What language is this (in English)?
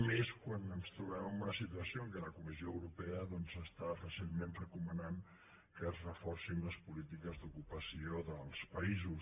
Catalan